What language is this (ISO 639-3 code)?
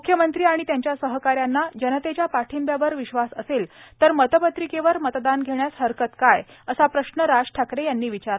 mar